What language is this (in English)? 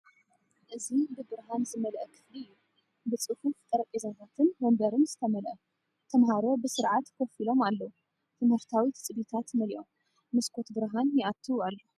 Tigrinya